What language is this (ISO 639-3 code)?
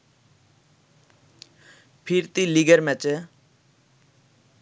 ben